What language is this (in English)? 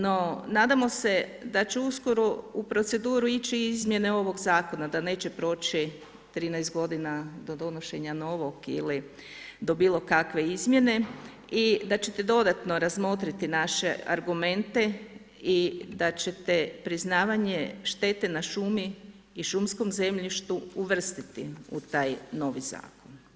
Croatian